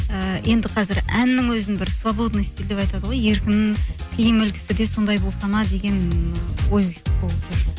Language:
Kazakh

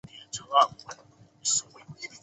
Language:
Chinese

